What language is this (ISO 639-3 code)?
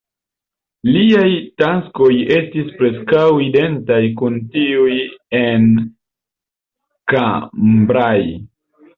epo